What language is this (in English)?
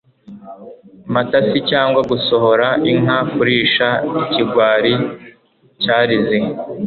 Kinyarwanda